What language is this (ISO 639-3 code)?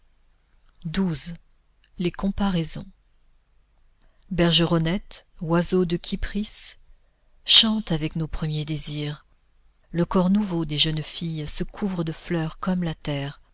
fra